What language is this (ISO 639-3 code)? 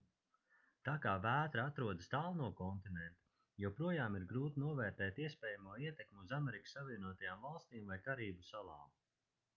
lav